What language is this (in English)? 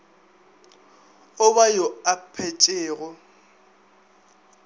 Northern Sotho